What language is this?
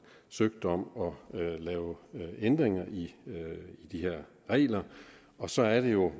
Danish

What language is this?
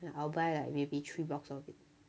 English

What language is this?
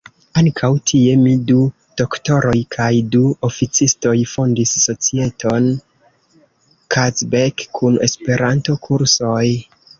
Esperanto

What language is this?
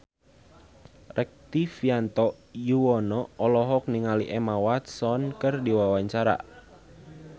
Sundanese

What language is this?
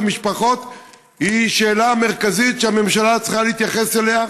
Hebrew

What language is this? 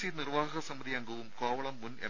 Malayalam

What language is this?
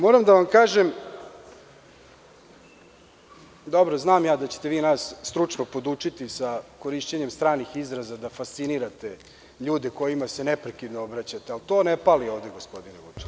Serbian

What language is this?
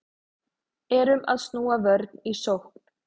Icelandic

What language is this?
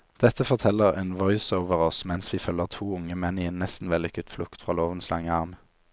Norwegian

